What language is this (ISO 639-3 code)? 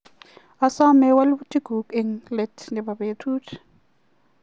kln